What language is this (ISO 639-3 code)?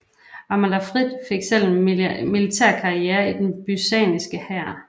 dan